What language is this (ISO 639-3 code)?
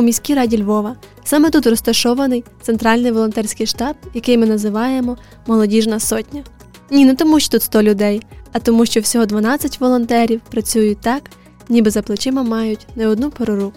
ukr